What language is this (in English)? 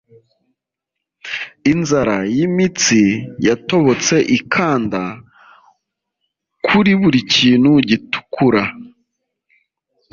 Kinyarwanda